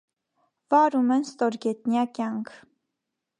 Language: Armenian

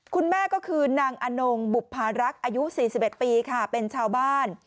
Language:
Thai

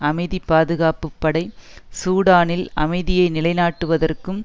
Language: Tamil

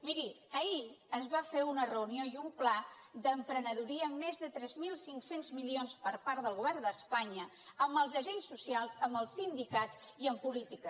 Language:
Catalan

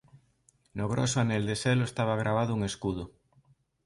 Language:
Galician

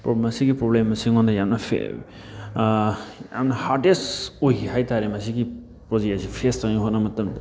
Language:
Manipuri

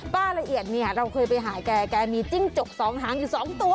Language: Thai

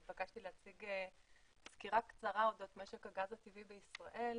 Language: Hebrew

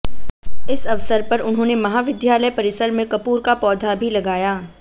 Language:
Hindi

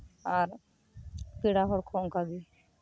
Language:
Santali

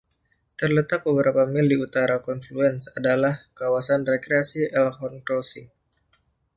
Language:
Indonesian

